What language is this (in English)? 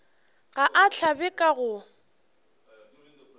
Northern Sotho